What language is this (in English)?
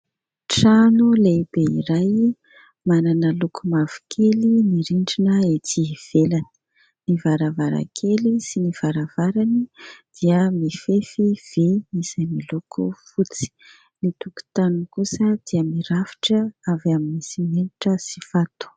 Malagasy